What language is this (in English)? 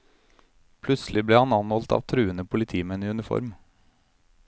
Norwegian